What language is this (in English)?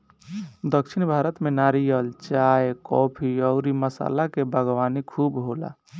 Bhojpuri